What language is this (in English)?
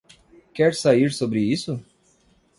Portuguese